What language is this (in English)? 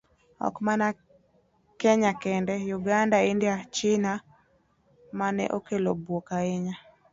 Luo (Kenya and Tanzania)